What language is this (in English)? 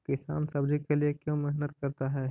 Magahi